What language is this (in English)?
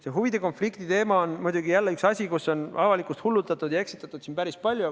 Estonian